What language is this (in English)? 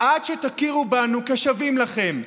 Hebrew